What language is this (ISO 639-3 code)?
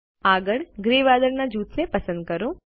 guj